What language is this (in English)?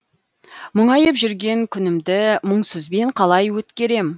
Kazakh